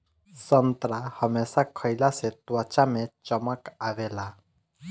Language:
Bhojpuri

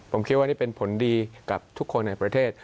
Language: Thai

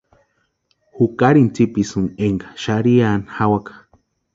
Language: Western Highland Purepecha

